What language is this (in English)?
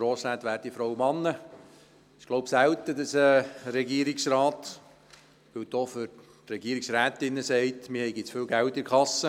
Swiss German